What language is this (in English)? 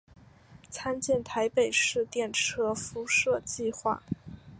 Chinese